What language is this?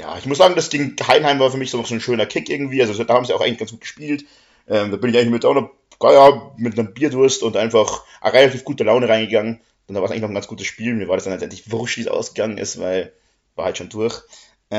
German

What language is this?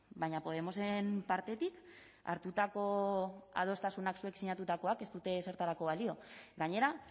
Basque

